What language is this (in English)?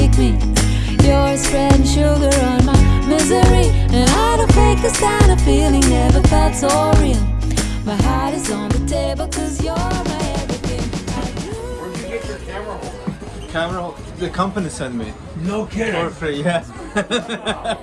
Turkish